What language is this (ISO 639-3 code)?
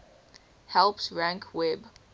eng